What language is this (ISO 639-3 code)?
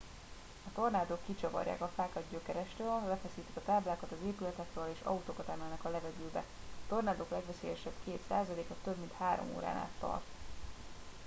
hun